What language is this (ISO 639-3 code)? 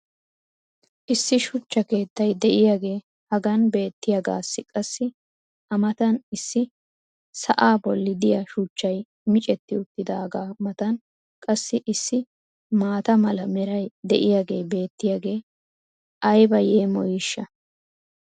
wal